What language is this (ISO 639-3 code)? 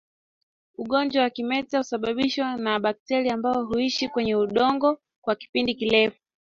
swa